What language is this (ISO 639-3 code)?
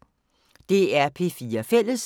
dan